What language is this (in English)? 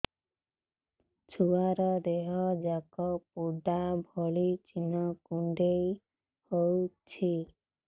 Odia